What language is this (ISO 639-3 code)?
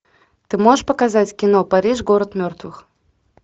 rus